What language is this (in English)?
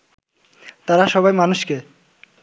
Bangla